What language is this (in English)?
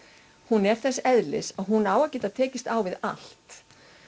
Icelandic